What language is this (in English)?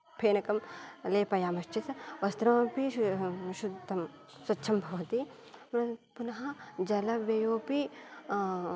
Sanskrit